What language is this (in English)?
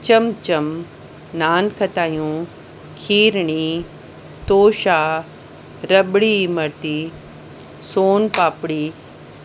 Sindhi